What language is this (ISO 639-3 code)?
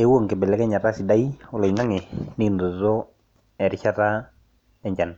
mas